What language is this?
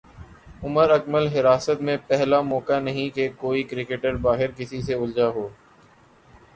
Urdu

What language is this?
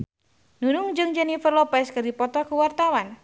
Sundanese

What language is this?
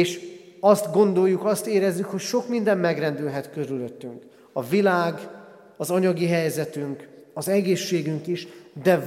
Hungarian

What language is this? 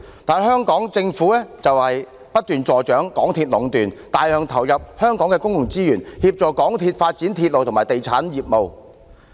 Cantonese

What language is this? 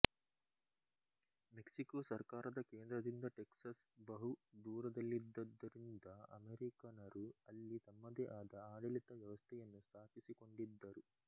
Kannada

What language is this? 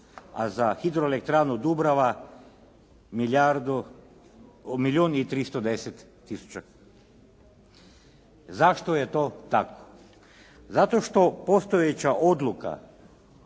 Croatian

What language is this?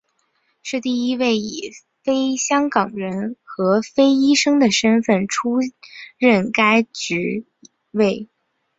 Chinese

